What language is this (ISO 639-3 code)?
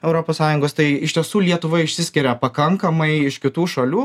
lit